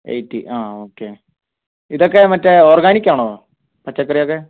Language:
Malayalam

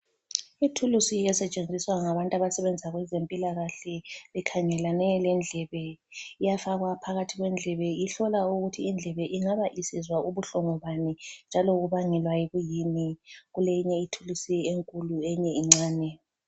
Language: North Ndebele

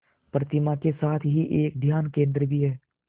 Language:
Hindi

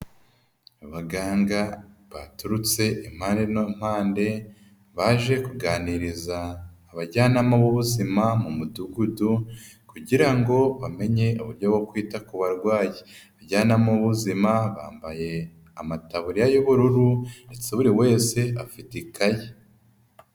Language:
Kinyarwanda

